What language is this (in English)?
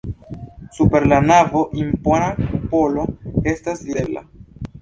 Esperanto